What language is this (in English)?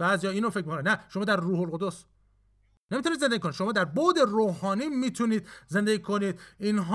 Persian